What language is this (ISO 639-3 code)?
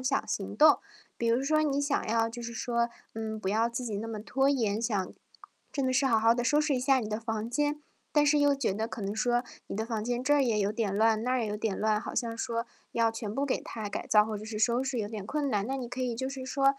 zho